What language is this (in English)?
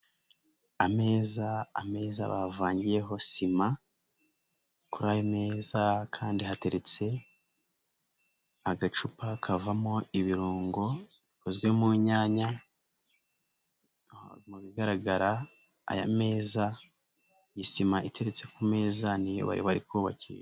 Kinyarwanda